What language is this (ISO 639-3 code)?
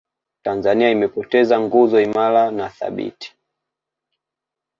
swa